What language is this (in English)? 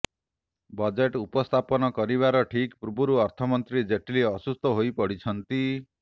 Odia